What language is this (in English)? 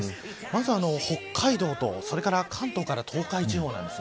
Japanese